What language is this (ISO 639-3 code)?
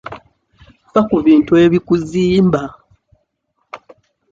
lug